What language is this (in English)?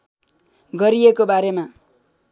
Nepali